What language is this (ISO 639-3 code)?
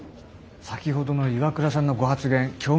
jpn